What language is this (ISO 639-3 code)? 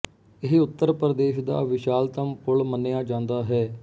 pan